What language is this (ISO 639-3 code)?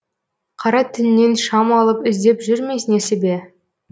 kaz